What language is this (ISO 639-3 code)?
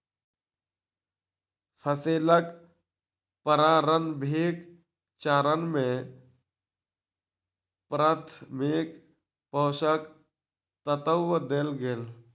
mai